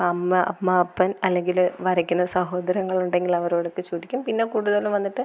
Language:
Malayalam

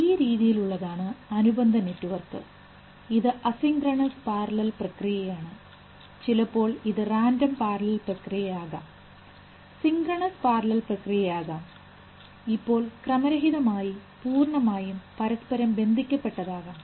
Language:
Malayalam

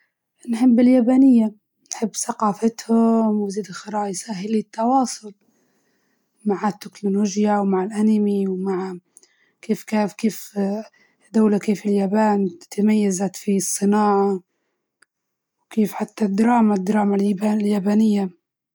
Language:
Libyan Arabic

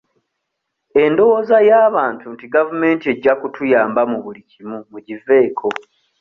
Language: Ganda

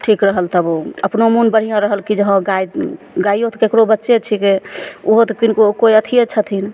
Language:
Maithili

